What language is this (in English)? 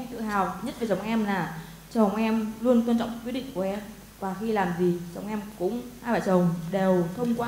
Vietnamese